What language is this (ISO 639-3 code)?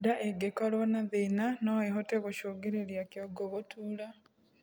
kik